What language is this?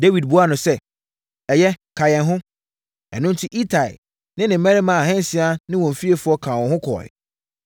Akan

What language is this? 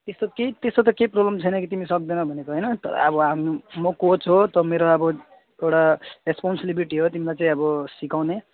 Nepali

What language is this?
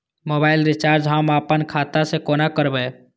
Maithili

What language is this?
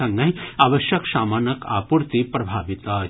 Maithili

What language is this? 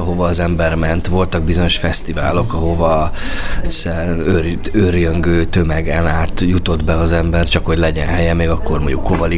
Hungarian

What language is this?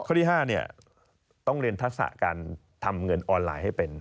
Thai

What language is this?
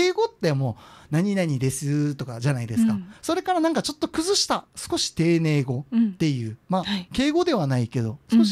Japanese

